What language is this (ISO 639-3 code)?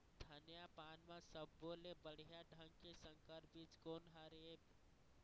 hne